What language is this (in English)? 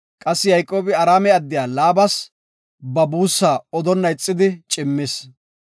Gofa